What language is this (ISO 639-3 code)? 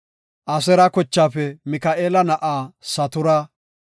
gof